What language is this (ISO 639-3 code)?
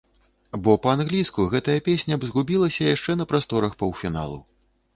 bel